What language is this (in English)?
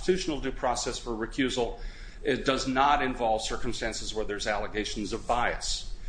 English